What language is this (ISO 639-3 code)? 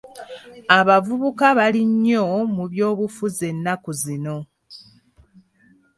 lug